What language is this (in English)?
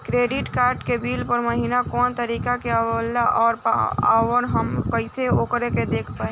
Bhojpuri